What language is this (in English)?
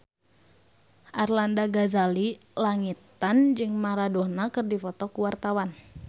Sundanese